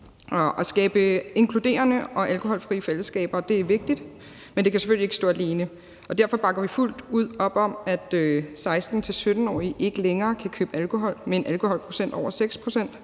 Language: Danish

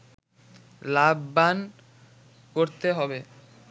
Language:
Bangla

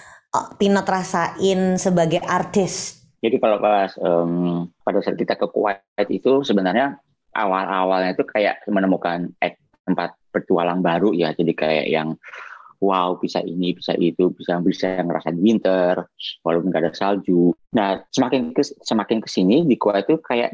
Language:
Indonesian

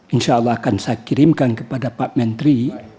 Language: Indonesian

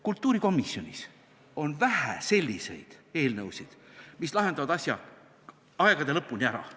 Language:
Estonian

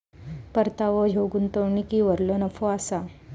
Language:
Marathi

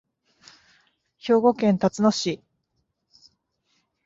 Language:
Japanese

